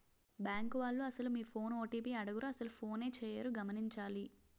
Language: Telugu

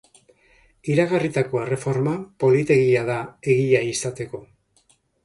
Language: Basque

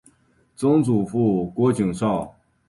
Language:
Chinese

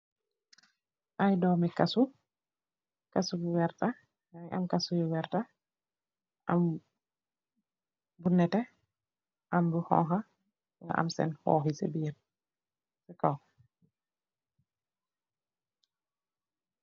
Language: Wolof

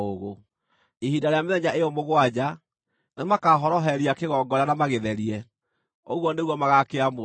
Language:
Kikuyu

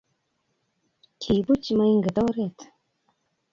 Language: Kalenjin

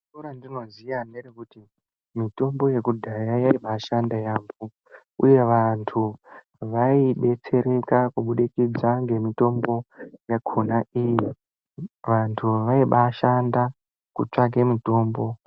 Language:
Ndau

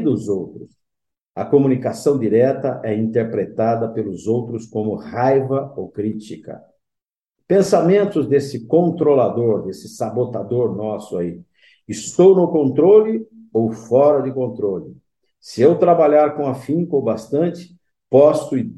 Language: Portuguese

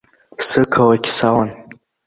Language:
Abkhazian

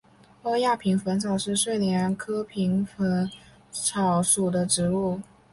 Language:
Chinese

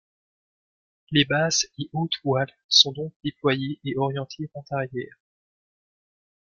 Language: French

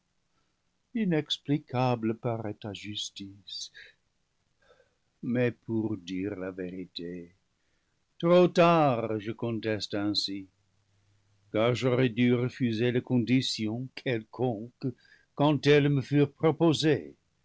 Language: French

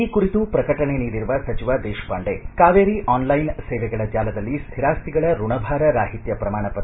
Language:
Kannada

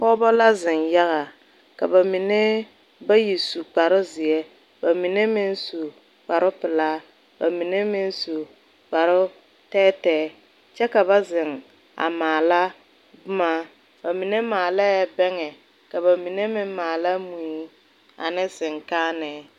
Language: Southern Dagaare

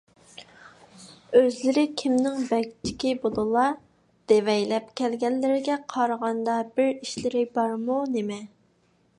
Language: Uyghur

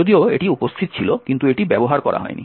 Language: Bangla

